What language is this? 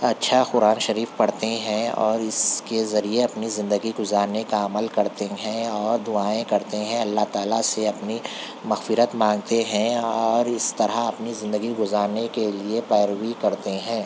Urdu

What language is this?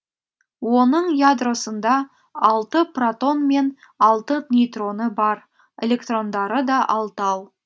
Kazakh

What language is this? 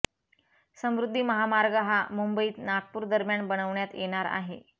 Marathi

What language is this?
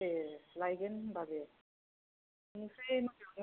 Bodo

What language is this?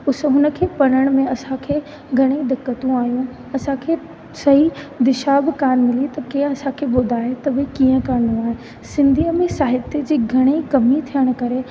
Sindhi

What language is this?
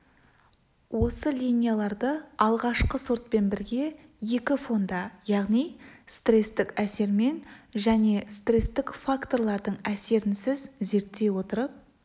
Kazakh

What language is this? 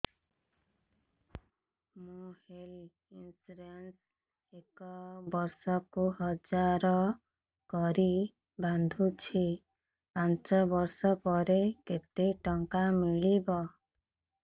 Odia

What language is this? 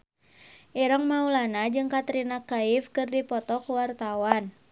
Sundanese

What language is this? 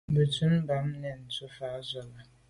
Medumba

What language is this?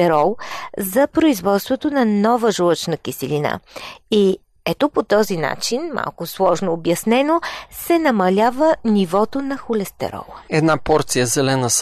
Bulgarian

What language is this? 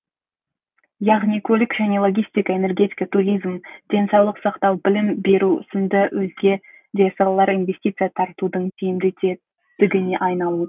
Kazakh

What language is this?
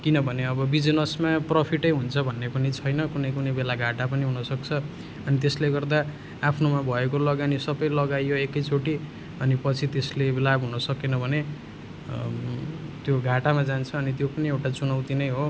Nepali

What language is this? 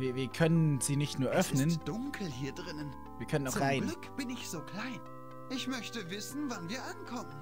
German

